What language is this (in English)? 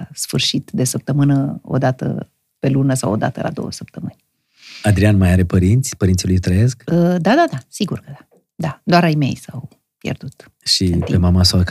Romanian